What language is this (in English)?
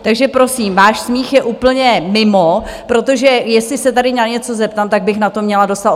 Czech